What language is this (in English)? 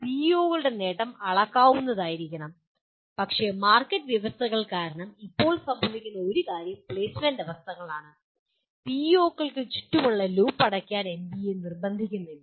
Malayalam